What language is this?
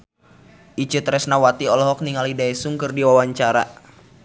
Sundanese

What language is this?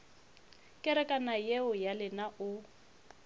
Northern Sotho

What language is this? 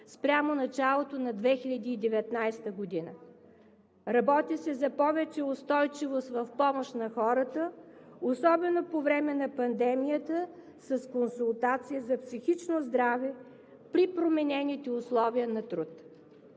Bulgarian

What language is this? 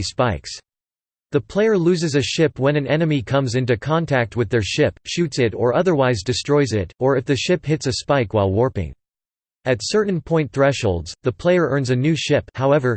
English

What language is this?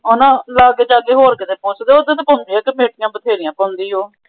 Punjabi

